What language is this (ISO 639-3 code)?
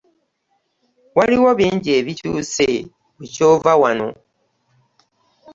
lug